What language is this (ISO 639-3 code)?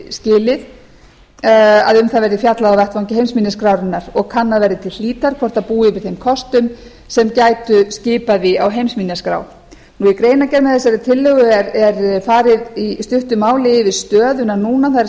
isl